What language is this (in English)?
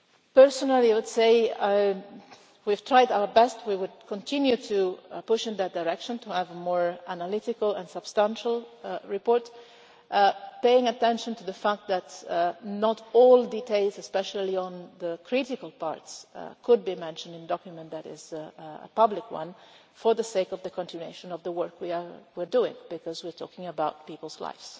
English